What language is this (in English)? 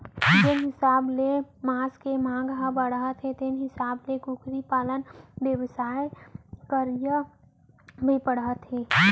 Chhattisgarhi